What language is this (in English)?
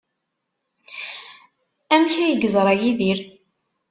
Kabyle